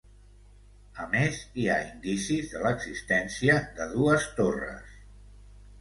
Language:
Catalan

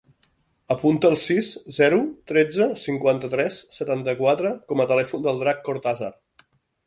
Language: Catalan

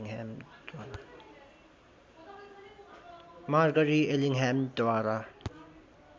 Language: Nepali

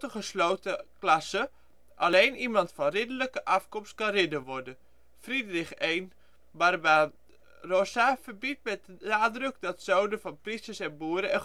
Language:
Dutch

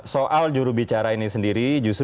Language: Indonesian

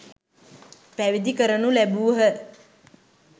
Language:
Sinhala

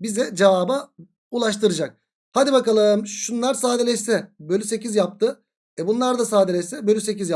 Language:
Turkish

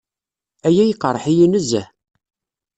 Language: Kabyle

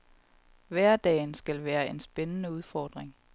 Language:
Danish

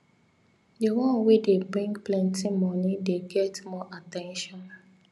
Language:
Nigerian Pidgin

